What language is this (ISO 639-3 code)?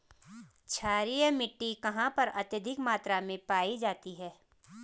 hin